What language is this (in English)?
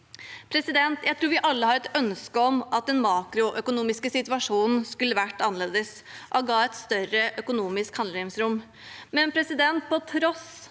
Norwegian